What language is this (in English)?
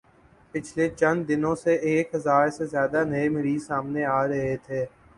Urdu